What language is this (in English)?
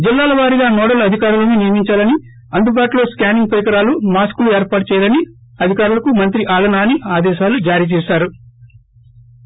Telugu